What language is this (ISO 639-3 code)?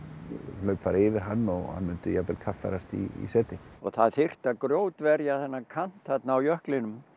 isl